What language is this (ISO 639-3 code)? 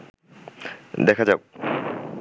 ben